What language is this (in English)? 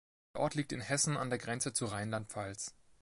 German